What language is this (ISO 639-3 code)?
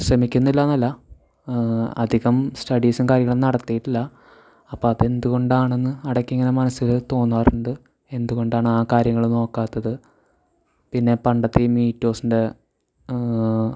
mal